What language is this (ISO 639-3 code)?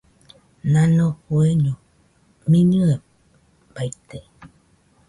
hux